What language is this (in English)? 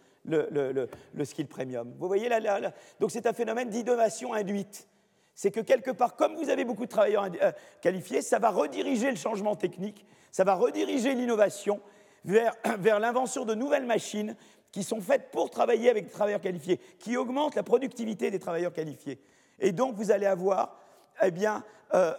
French